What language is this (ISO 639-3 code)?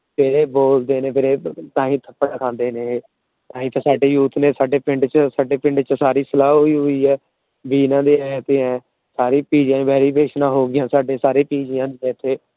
pan